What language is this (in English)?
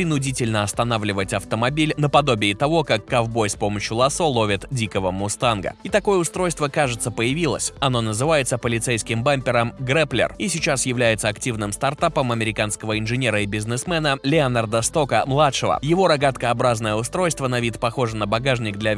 Russian